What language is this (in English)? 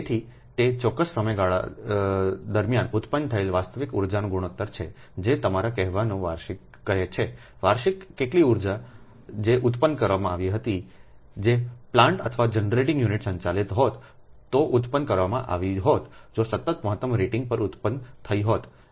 Gujarati